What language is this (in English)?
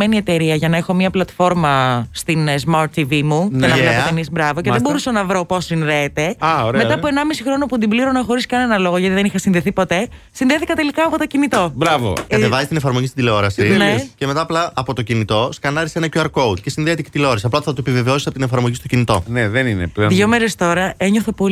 Greek